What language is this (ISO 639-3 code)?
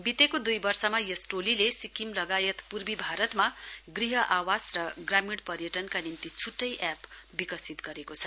nep